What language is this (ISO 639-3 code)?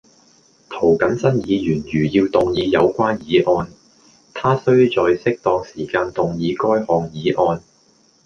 yue